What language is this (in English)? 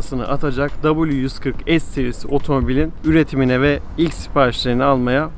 Turkish